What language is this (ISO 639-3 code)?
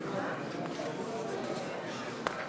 heb